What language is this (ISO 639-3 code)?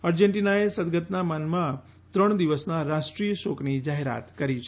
guj